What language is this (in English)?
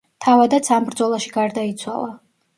Georgian